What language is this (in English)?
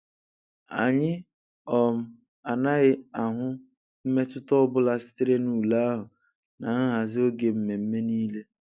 Igbo